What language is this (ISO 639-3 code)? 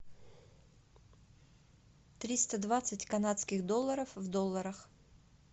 rus